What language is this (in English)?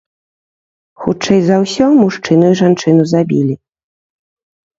Belarusian